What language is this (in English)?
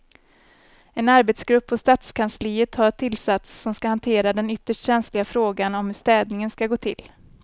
Swedish